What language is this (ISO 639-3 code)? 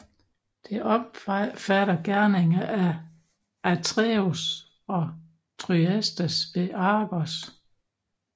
dan